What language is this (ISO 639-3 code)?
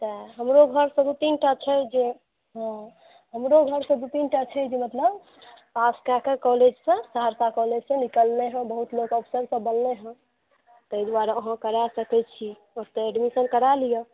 mai